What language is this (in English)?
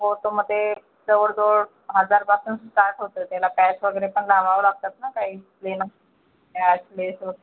Marathi